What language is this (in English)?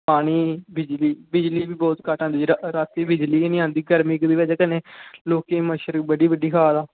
Dogri